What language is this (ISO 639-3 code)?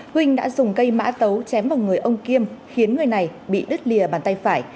vie